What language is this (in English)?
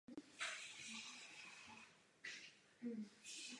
Czech